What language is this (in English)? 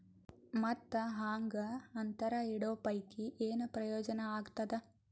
Kannada